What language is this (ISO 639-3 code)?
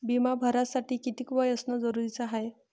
mar